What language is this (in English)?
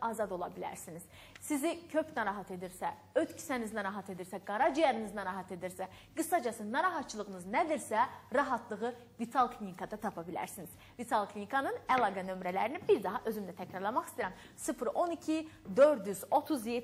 Turkish